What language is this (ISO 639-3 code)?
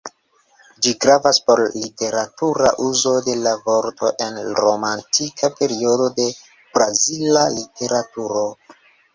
epo